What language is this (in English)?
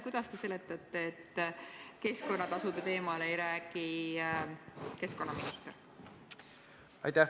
Estonian